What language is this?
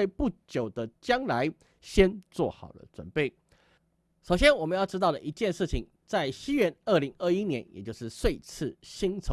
Chinese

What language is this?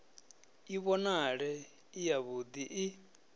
Venda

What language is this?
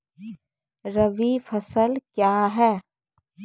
Maithili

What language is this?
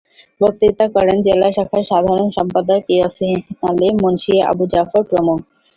Bangla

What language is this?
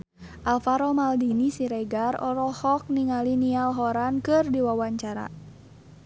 Sundanese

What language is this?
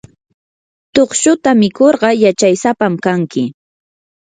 Yanahuanca Pasco Quechua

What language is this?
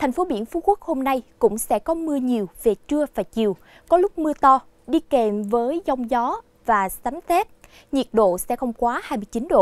Vietnamese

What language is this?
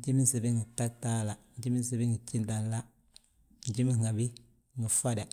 Balanta-Ganja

